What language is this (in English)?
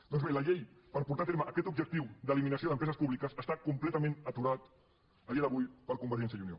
Catalan